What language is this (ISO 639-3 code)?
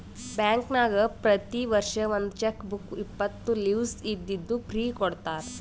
kan